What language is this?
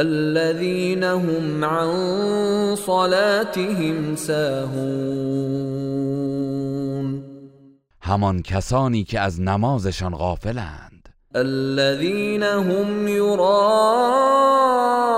Persian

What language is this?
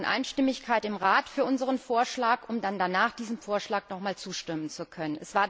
German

